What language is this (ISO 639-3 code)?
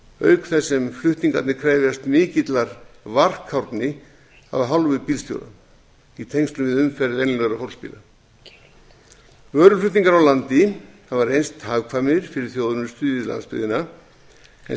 isl